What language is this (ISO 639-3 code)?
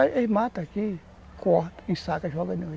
por